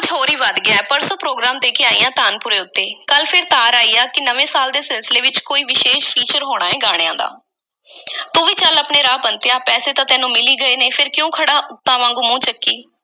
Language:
Punjabi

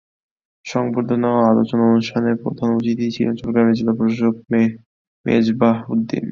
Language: Bangla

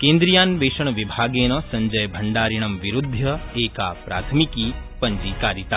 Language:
Sanskrit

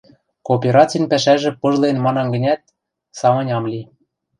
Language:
Western Mari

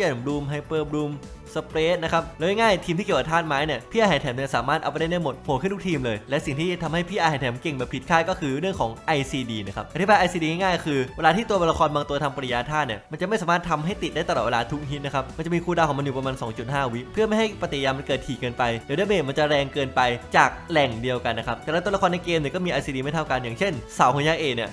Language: Thai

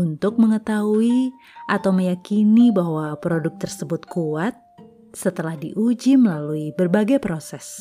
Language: Indonesian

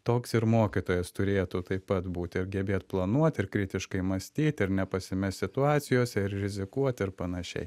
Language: Lithuanian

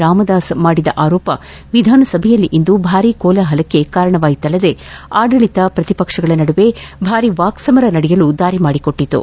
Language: Kannada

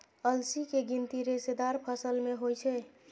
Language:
Maithili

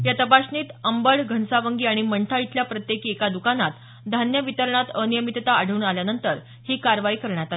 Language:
Marathi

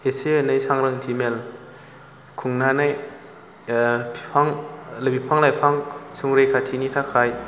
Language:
Bodo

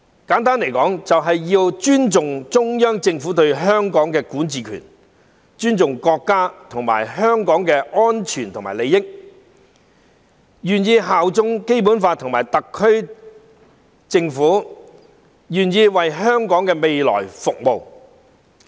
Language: Cantonese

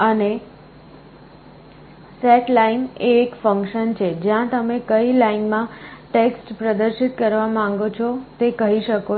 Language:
Gujarati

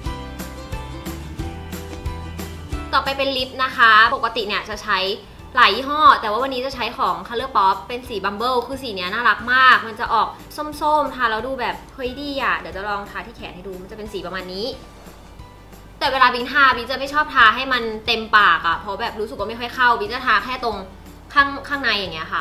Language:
Thai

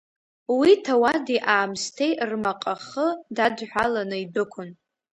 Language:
Abkhazian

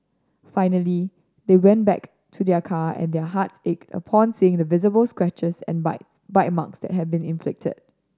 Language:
English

